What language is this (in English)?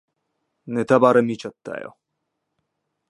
Japanese